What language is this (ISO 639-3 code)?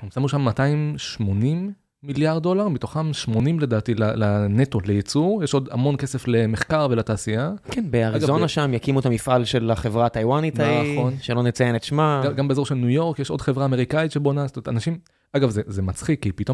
heb